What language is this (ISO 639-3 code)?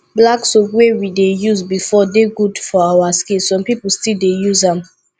pcm